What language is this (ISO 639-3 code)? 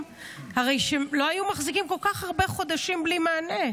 heb